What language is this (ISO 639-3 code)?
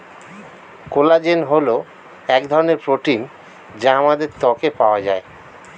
ben